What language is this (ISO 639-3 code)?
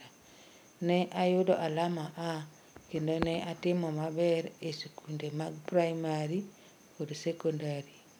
luo